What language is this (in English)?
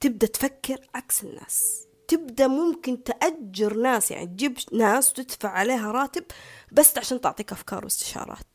Arabic